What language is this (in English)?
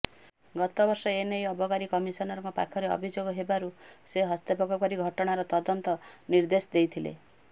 Odia